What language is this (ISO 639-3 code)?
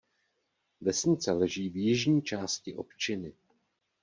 ces